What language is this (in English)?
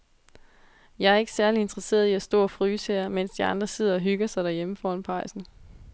Danish